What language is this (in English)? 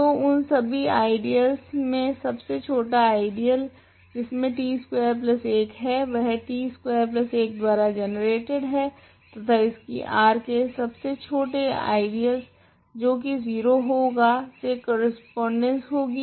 Hindi